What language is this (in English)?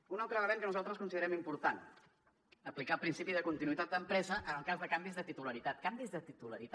Catalan